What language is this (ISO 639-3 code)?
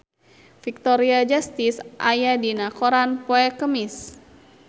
sun